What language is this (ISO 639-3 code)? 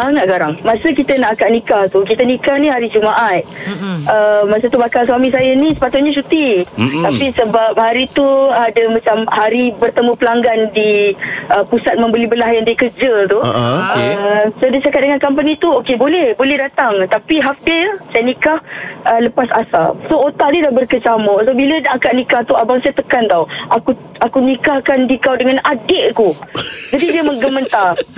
msa